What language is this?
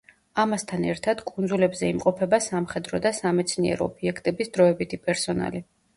Georgian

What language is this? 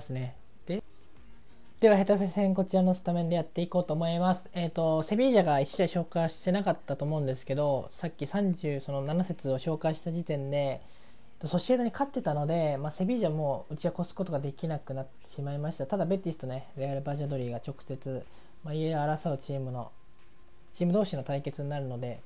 Japanese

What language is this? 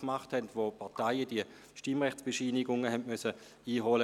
Swiss German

